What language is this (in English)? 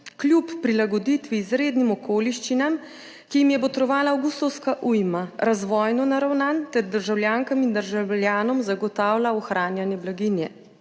Slovenian